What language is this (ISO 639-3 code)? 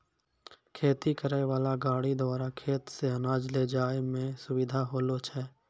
mai